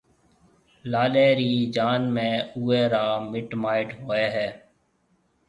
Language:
Marwari (Pakistan)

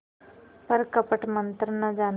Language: Hindi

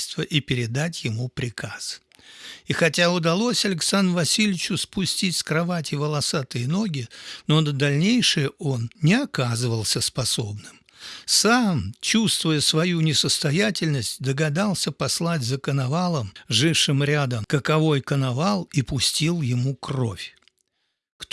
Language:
Russian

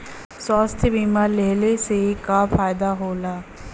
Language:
Bhojpuri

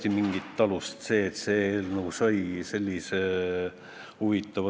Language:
Estonian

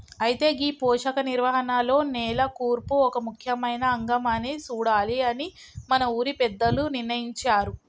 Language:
Telugu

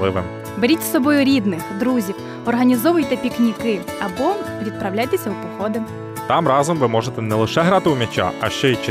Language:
Ukrainian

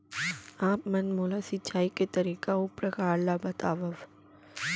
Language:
Chhattisgarhi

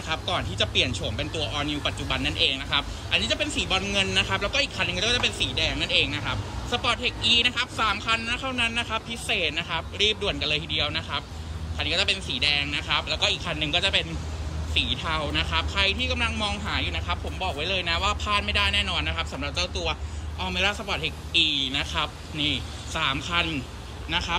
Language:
Thai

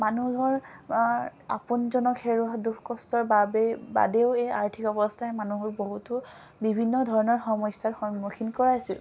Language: Assamese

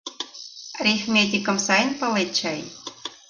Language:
Mari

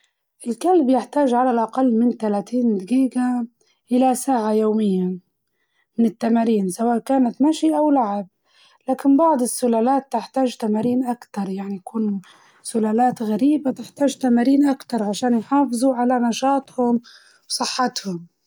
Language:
Libyan Arabic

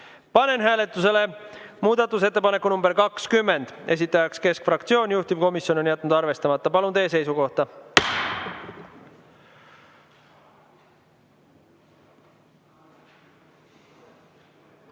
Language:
Estonian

